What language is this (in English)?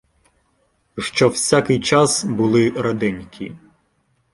Ukrainian